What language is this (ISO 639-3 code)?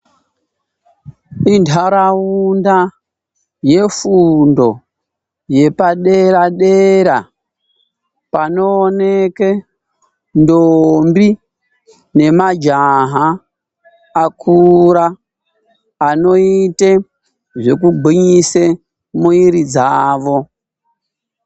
ndc